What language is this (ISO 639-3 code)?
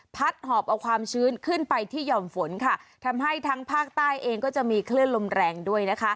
tha